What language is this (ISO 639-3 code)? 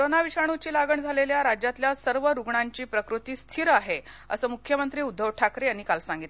mar